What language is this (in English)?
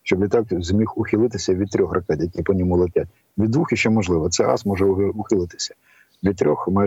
Ukrainian